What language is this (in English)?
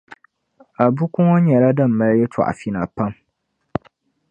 Dagbani